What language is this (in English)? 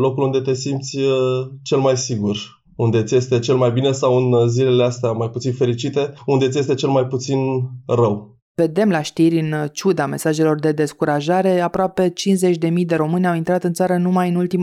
Romanian